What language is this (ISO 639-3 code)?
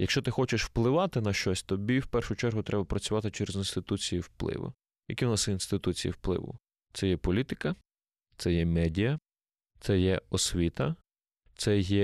ukr